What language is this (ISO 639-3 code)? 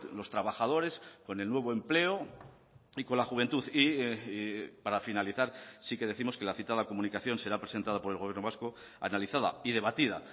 spa